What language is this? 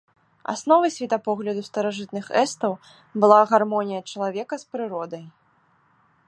Belarusian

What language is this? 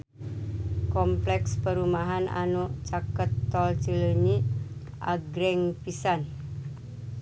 Sundanese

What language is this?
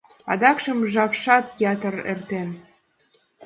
Mari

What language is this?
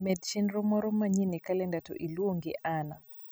Luo (Kenya and Tanzania)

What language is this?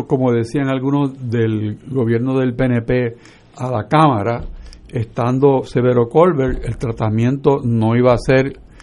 Spanish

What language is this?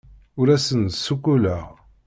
Kabyle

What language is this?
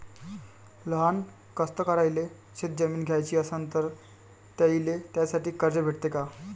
Marathi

